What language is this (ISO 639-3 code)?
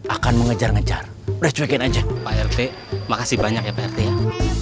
ind